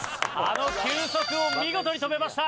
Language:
Japanese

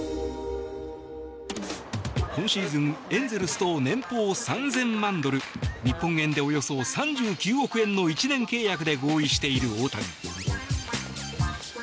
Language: Japanese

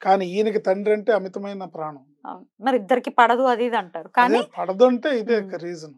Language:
Telugu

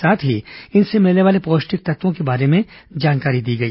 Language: Hindi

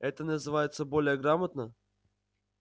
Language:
Russian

